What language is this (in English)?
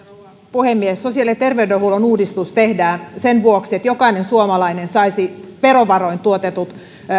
Finnish